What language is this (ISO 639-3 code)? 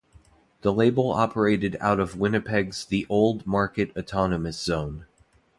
eng